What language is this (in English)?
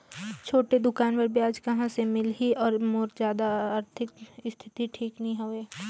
Chhattisgarhi